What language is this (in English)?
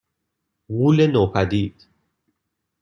Persian